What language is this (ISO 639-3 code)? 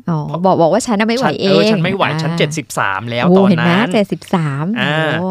tha